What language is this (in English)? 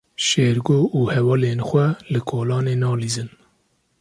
Kurdish